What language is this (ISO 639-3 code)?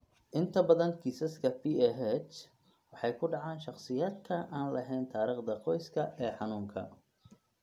som